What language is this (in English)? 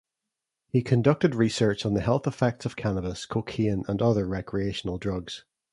English